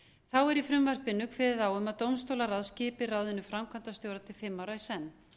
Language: Icelandic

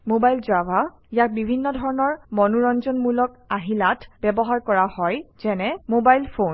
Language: Assamese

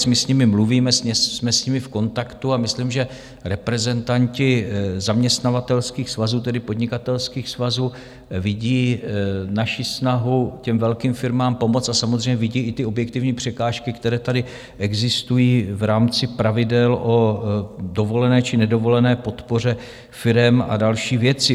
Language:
Czech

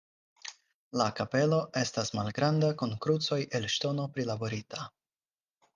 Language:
Esperanto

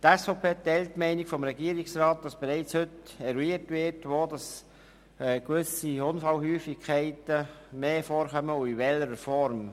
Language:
Swiss German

